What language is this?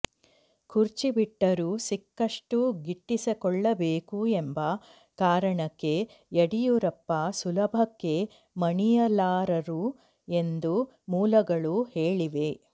Kannada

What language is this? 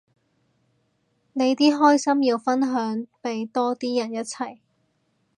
Cantonese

